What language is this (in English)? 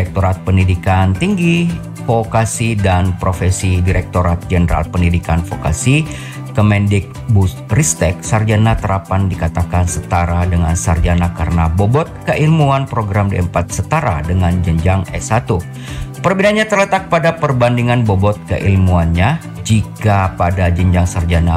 Indonesian